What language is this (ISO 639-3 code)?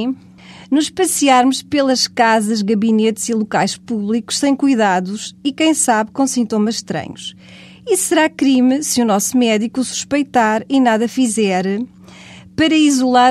por